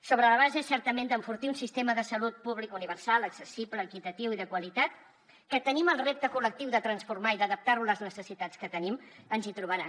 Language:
Catalan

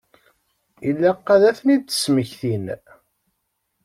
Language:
Kabyle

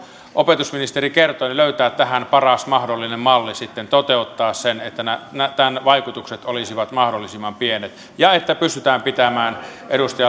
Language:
Finnish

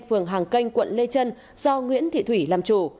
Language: Vietnamese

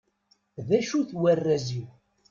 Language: Kabyle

